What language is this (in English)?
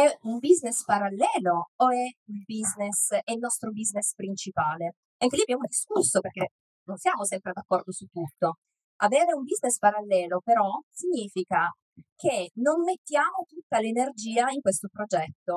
Italian